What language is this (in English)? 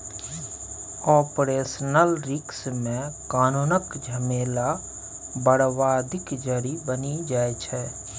Maithili